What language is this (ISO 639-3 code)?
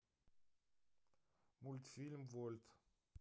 rus